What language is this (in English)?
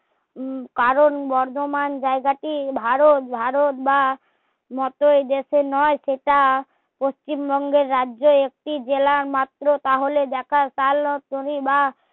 Bangla